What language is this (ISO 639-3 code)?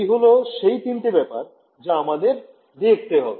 ben